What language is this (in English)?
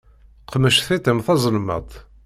Kabyle